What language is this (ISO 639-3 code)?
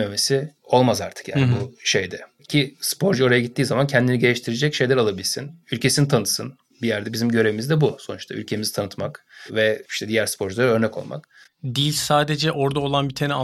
tur